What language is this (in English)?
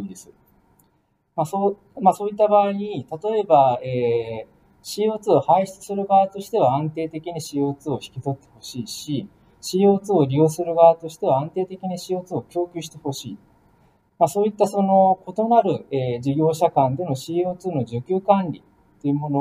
Japanese